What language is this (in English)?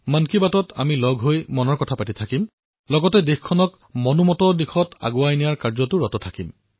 Assamese